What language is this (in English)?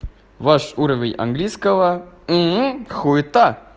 Russian